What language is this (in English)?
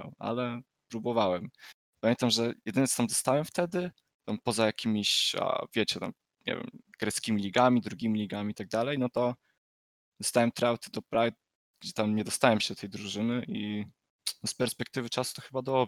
Polish